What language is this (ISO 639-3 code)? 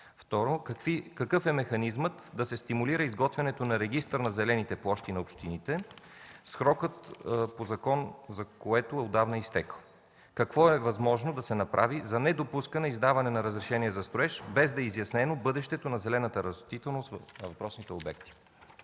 bul